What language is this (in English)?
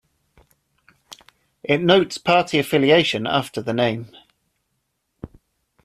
English